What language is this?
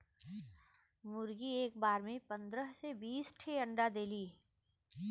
Bhojpuri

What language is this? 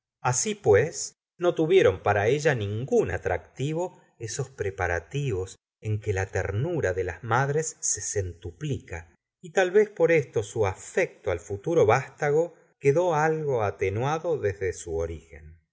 Spanish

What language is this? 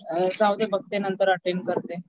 Marathi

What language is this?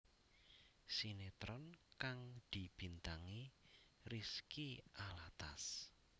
Javanese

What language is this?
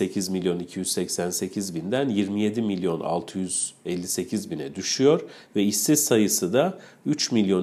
Turkish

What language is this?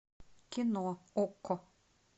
Russian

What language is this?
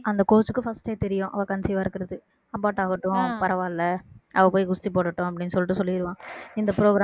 Tamil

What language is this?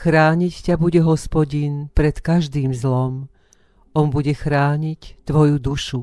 Slovak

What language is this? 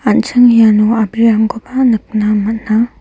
Garo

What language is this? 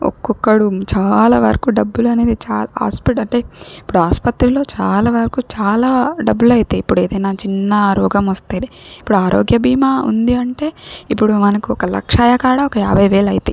Telugu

